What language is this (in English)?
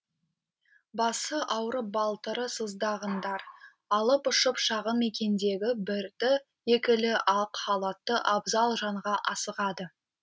Kazakh